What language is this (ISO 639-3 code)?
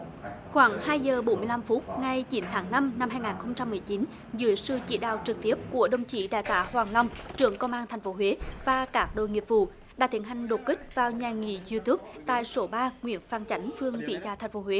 vie